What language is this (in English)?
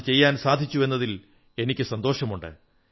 Malayalam